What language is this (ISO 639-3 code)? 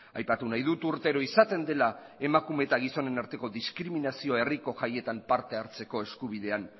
eus